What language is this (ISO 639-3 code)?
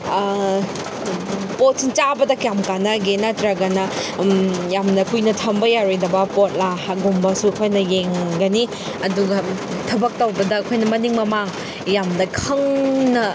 mni